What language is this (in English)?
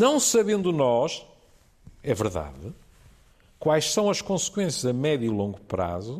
Portuguese